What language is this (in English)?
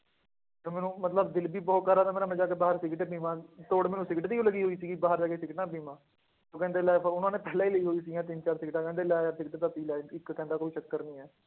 Punjabi